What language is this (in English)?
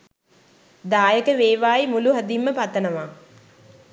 Sinhala